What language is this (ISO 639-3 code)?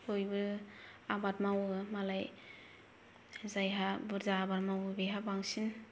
brx